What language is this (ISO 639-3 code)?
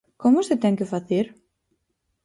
glg